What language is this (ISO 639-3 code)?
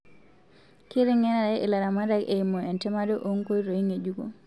mas